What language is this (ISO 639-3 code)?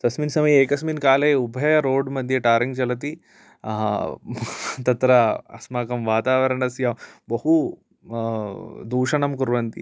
san